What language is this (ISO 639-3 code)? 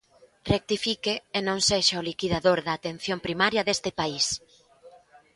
glg